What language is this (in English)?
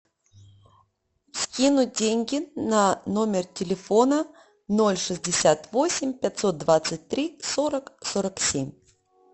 Russian